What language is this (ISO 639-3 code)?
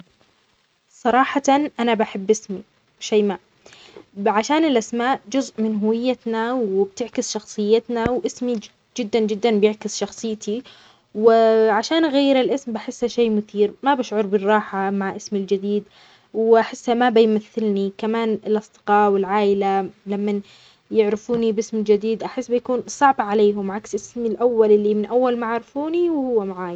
acx